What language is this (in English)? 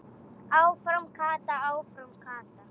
Icelandic